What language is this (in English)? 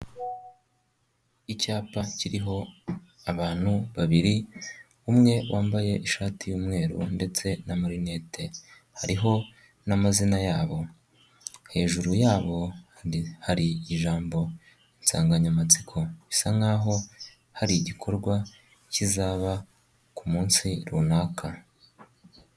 Kinyarwanda